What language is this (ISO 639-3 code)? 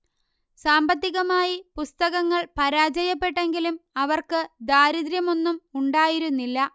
mal